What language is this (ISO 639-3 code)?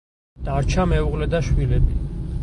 kat